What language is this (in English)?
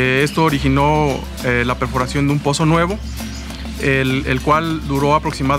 Spanish